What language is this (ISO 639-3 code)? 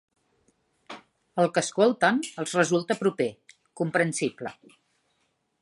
cat